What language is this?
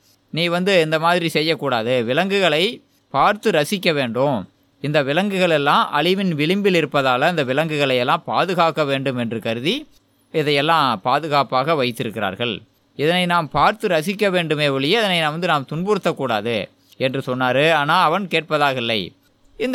Tamil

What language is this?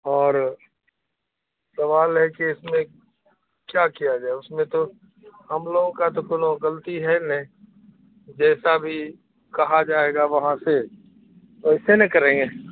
Urdu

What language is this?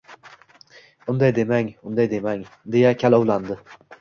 Uzbek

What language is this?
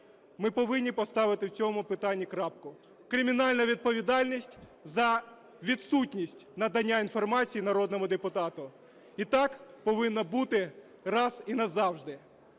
Ukrainian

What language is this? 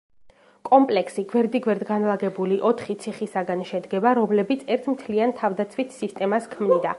Georgian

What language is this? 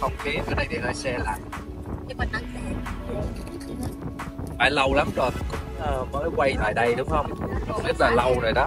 Vietnamese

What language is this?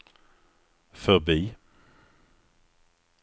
Swedish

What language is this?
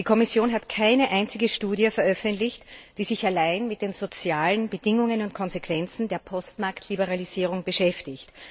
German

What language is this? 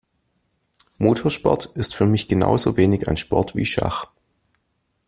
German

